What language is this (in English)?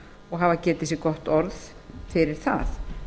Icelandic